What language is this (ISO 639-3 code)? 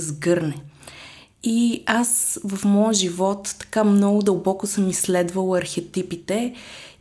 bul